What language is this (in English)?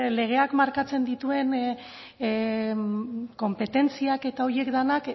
Basque